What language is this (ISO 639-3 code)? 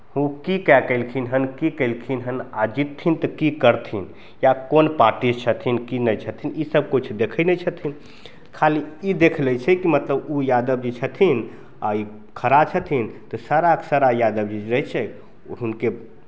mai